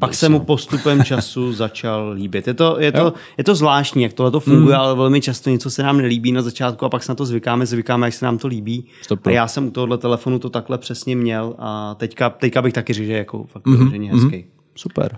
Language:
Czech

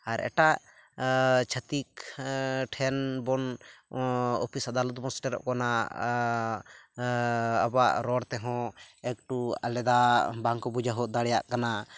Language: Santali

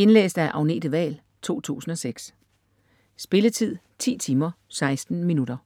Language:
Danish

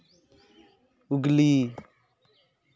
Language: Santali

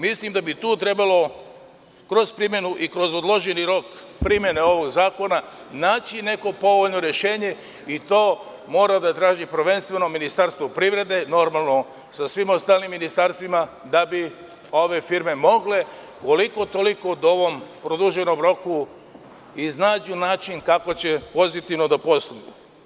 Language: Serbian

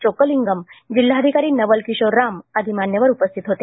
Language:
Marathi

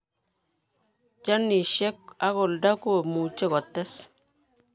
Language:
Kalenjin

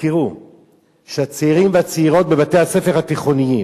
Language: Hebrew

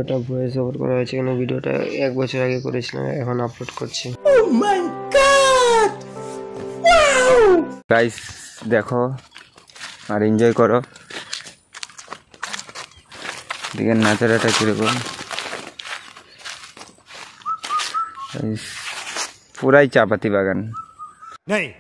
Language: Hindi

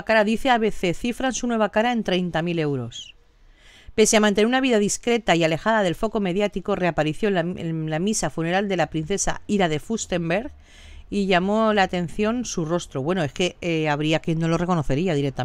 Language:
Spanish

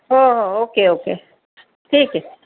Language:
Marathi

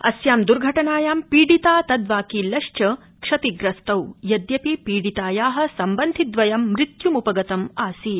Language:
Sanskrit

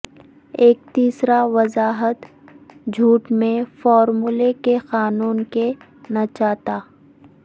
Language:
Urdu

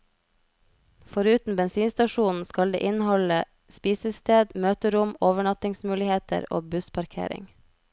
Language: Norwegian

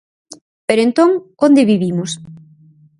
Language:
Galician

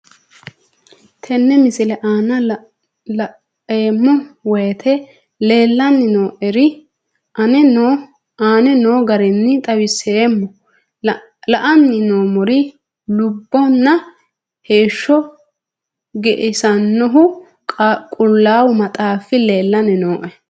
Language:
Sidamo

